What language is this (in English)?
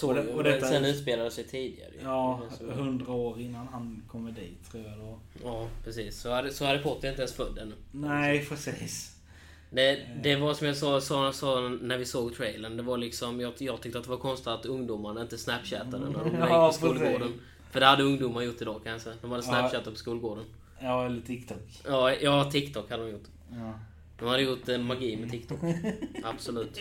Swedish